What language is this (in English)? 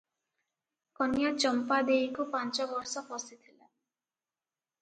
Odia